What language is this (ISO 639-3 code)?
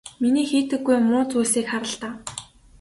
mon